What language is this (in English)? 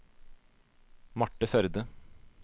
Norwegian